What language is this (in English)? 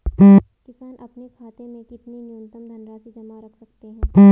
Hindi